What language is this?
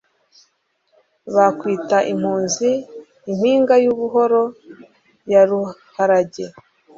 Kinyarwanda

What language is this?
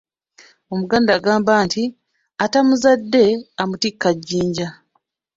Ganda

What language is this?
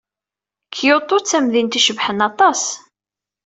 Kabyle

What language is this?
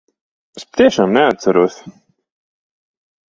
Latvian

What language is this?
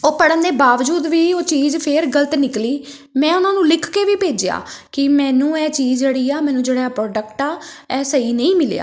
Punjabi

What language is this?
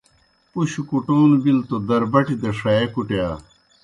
Kohistani Shina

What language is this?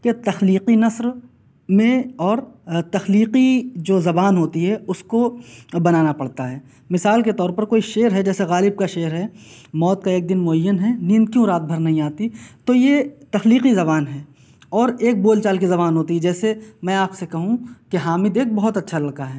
Urdu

